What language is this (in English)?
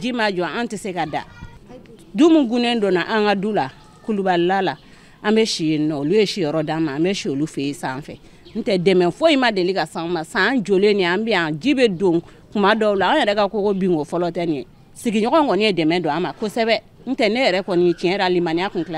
French